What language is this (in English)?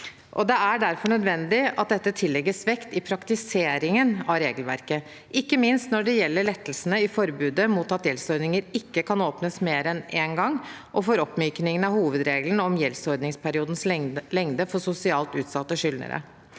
Norwegian